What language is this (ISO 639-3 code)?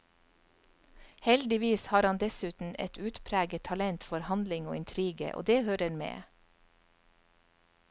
nor